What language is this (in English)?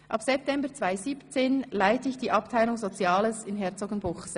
Swiss German